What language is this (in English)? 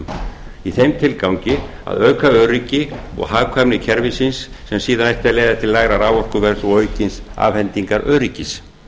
Icelandic